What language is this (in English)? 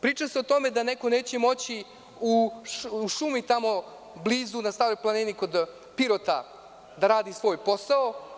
Serbian